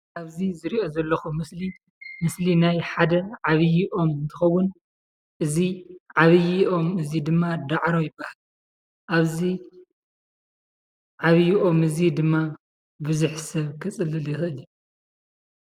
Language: Tigrinya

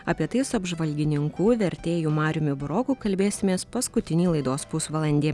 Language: Lithuanian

